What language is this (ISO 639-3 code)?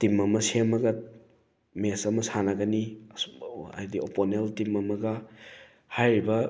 mni